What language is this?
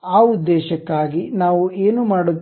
Kannada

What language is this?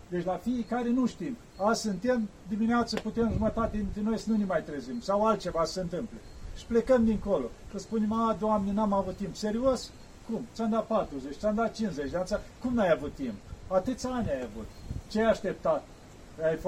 Romanian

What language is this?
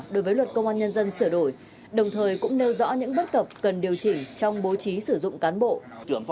Vietnamese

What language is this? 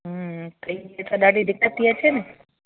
Sindhi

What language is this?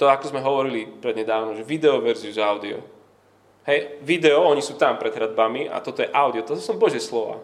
Slovak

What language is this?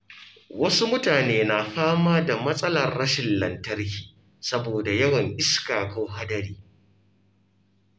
Hausa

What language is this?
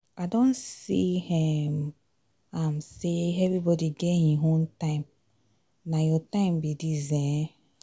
Nigerian Pidgin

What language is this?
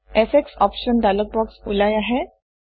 Assamese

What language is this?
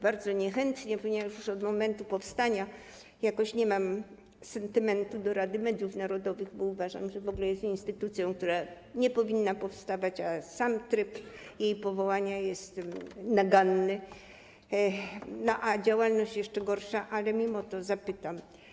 Polish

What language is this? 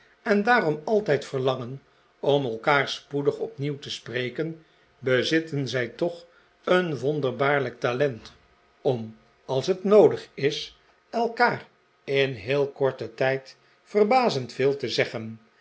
Dutch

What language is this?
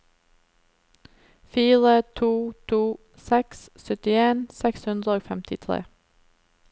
Norwegian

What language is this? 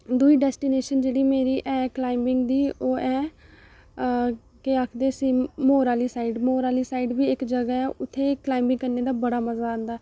Dogri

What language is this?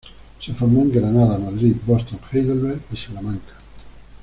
Spanish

